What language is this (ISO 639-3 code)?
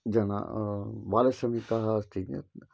san